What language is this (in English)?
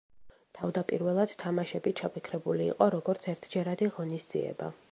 Georgian